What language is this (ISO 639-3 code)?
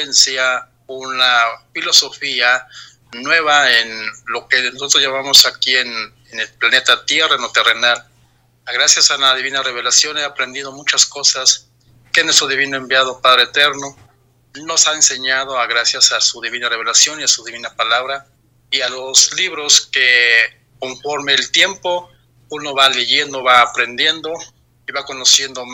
spa